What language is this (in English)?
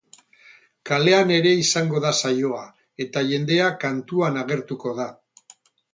Basque